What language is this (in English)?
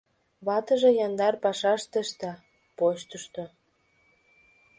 Mari